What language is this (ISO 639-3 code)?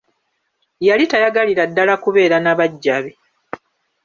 lug